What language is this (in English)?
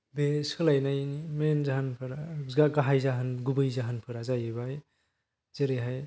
Bodo